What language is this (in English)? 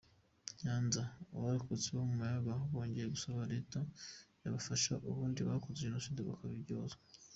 Kinyarwanda